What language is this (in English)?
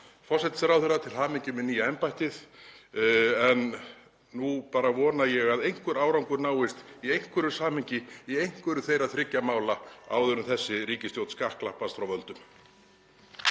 Icelandic